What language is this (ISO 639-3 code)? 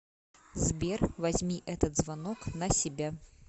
rus